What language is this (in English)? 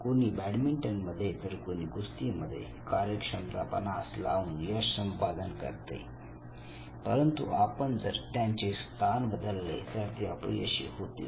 Marathi